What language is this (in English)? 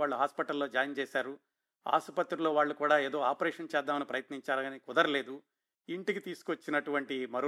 Telugu